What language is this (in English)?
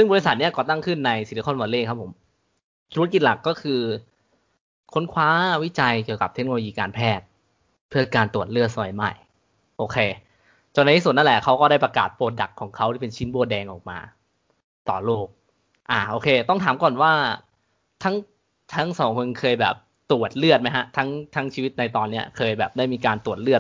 Thai